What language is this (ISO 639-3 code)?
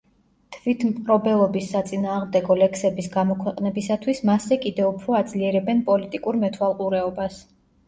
kat